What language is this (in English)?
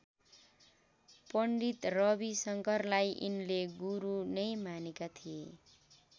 Nepali